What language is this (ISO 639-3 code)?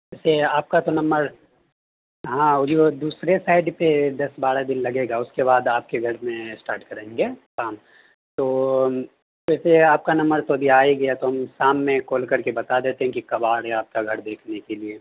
urd